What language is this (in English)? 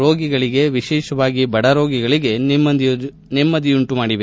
Kannada